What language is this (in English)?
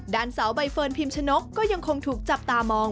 Thai